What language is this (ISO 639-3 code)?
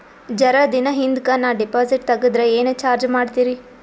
kan